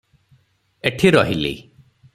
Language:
Odia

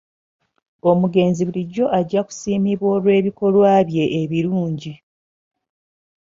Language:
Ganda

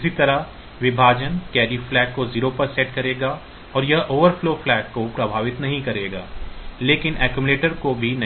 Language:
Hindi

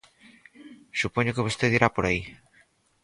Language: Galician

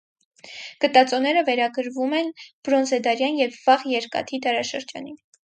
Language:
Armenian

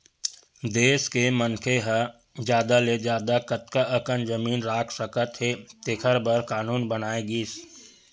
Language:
Chhattisgarhi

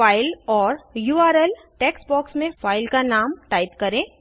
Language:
Hindi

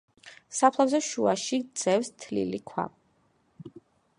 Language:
Georgian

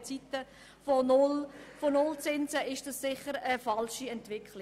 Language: Swiss German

